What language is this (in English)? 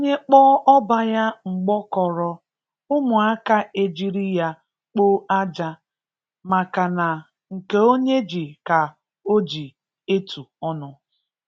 Igbo